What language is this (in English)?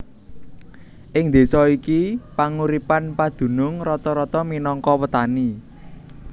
Javanese